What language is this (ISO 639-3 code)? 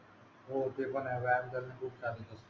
mar